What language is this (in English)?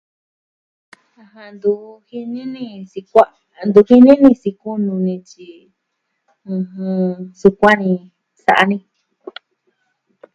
Southwestern Tlaxiaco Mixtec